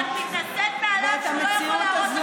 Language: Hebrew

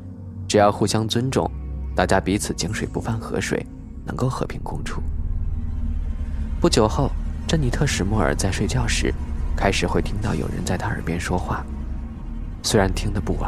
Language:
Chinese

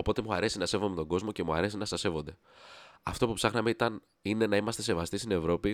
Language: Greek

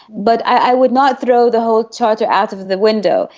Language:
English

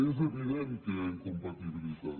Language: Catalan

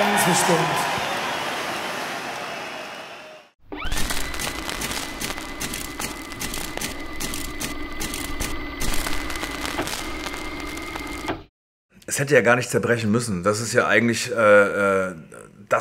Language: German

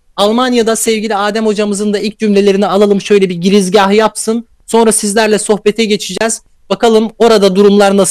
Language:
Turkish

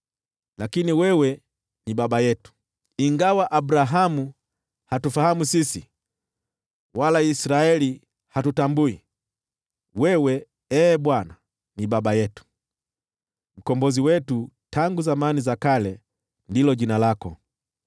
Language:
Swahili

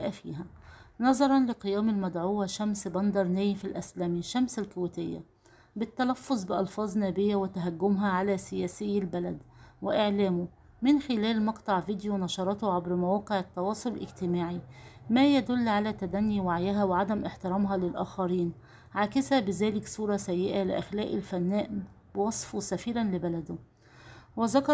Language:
Arabic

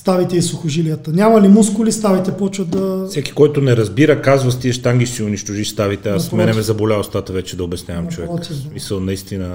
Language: Bulgarian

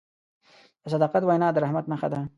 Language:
Pashto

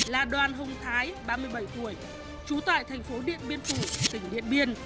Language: Vietnamese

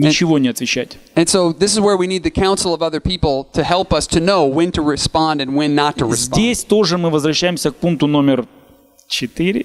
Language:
Russian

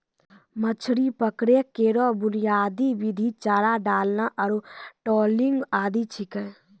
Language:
Maithili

